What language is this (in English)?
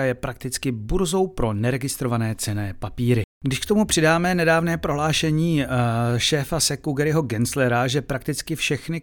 Czech